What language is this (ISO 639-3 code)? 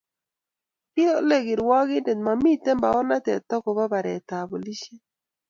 kln